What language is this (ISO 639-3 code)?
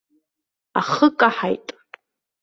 abk